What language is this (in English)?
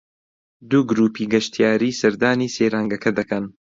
Central Kurdish